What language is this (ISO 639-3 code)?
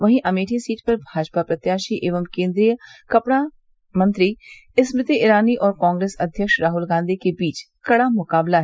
hin